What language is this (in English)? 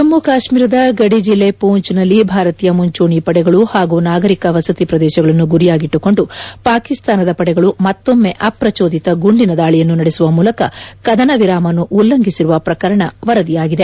Kannada